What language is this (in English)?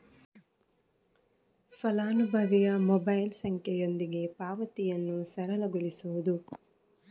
Kannada